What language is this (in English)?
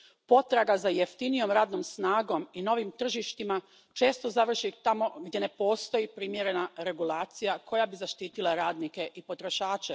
Croatian